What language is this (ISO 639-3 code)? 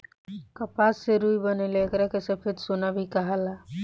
bho